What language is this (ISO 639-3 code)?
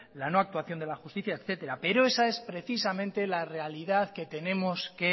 spa